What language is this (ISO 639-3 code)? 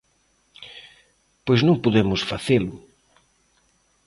glg